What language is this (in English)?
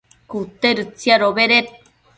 Matsés